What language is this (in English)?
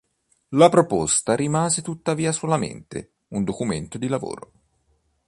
Italian